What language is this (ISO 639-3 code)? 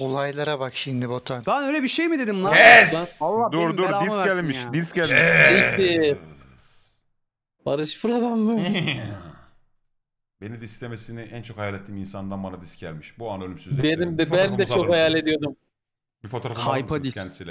tur